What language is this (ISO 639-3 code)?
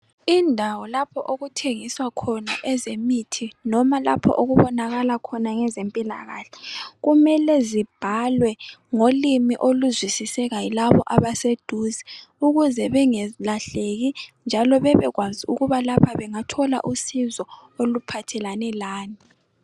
nde